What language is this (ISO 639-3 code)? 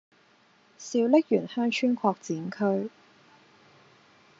yue